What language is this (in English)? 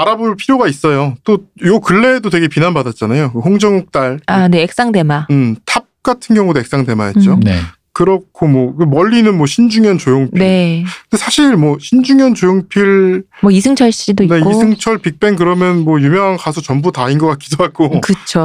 Korean